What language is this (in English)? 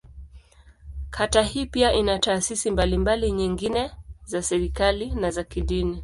Swahili